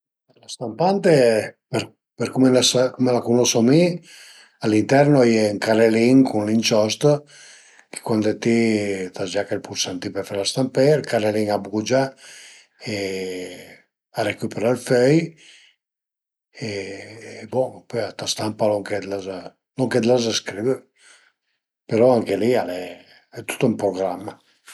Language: Piedmontese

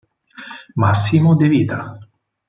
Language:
Italian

